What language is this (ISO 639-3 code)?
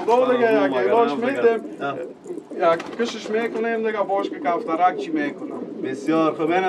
ron